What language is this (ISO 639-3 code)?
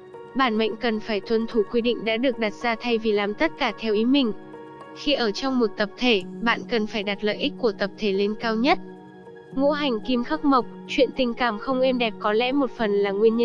vie